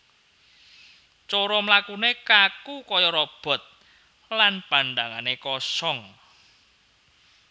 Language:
Javanese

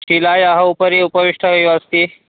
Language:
Sanskrit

